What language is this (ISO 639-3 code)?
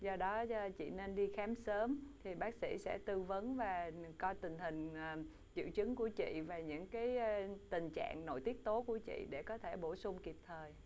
vie